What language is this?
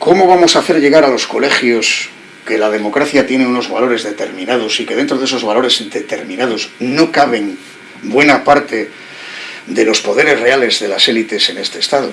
Spanish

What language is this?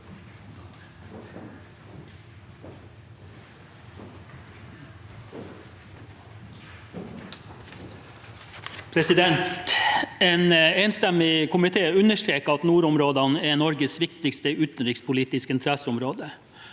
Norwegian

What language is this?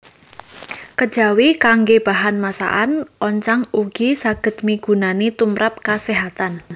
Javanese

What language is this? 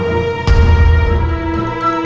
Indonesian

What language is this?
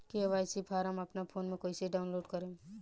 Bhojpuri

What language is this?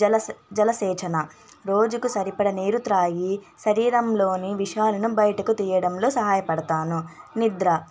Telugu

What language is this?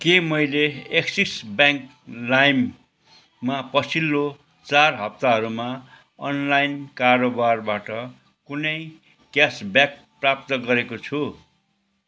Nepali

